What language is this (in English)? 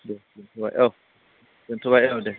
Bodo